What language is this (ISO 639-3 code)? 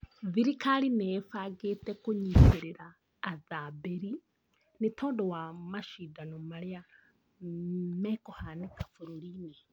kik